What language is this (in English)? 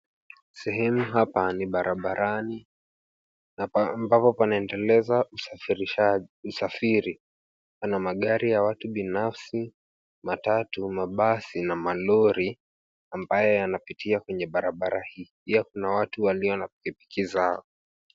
Swahili